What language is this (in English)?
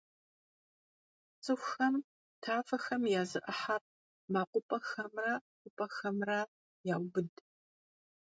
Kabardian